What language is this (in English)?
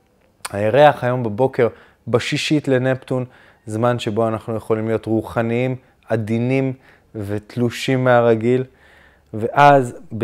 Hebrew